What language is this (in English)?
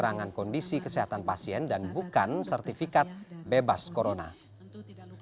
Indonesian